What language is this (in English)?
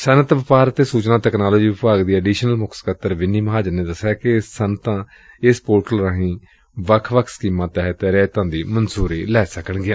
Punjabi